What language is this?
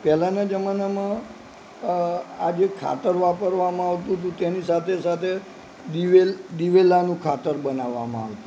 Gujarati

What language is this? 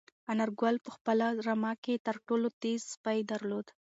Pashto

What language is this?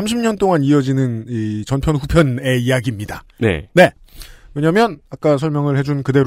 Korean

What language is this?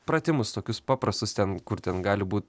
Lithuanian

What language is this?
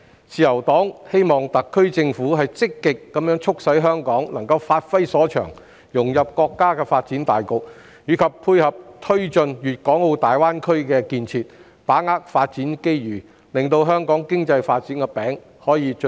Cantonese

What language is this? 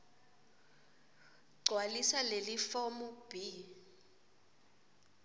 Swati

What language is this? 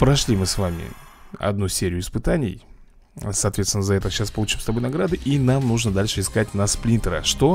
Russian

